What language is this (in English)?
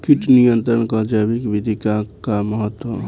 Bhojpuri